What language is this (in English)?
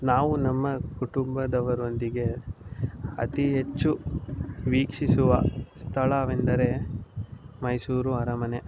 Kannada